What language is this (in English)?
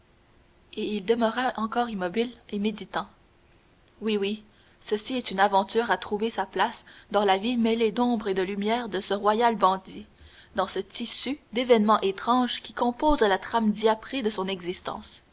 French